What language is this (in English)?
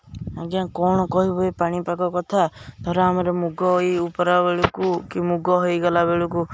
Odia